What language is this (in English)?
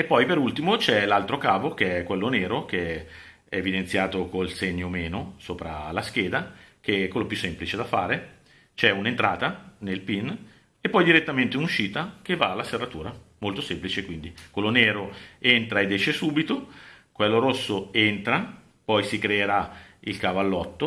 Italian